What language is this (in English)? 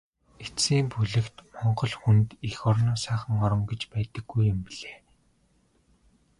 Mongolian